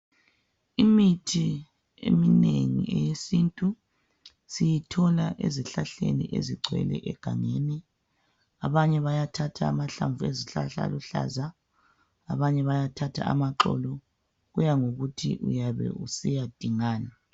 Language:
North Ndebele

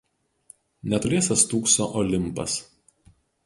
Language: Lithuanian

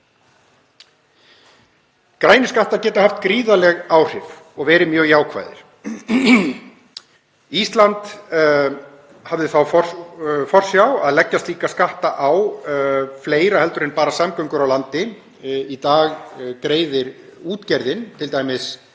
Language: Icelandic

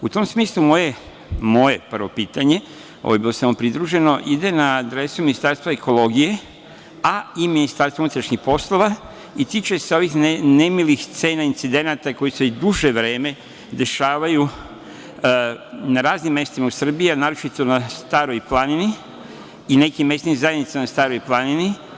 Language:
Serbian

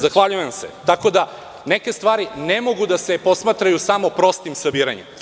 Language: Serbian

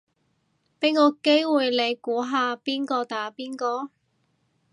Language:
Cantonese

